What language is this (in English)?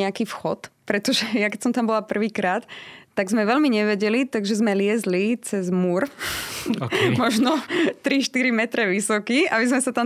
Slovak